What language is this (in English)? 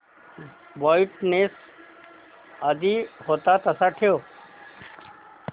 Marathi